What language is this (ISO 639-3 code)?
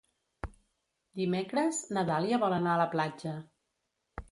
cat